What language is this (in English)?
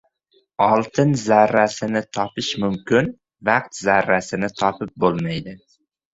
Uzbek